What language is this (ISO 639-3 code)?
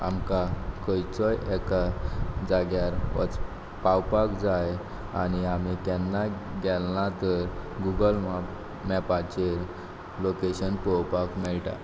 kok